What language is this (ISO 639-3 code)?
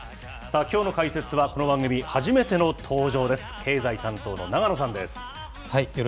jpn